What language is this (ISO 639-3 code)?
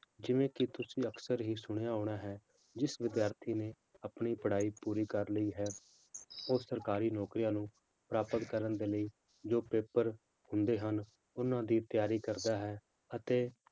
pan